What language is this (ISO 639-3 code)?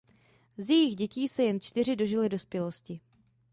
ces